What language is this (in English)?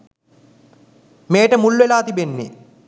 Sinhala